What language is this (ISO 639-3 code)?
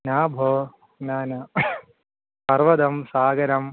san